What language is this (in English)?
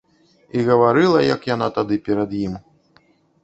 Belarusian